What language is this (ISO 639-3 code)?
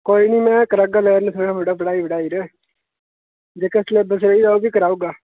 doi